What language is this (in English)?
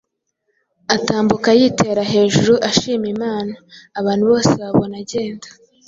Kinyarwanda